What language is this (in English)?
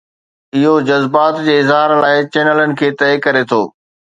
Sindhi